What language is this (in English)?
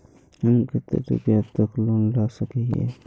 Magahi